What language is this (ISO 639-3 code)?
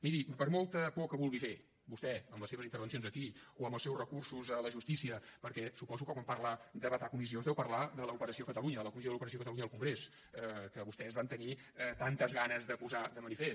cat